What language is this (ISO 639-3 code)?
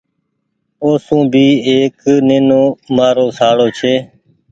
gig